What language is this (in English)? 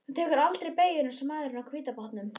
Icelandic